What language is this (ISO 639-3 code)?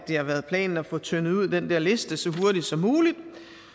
dan